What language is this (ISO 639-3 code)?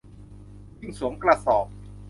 tha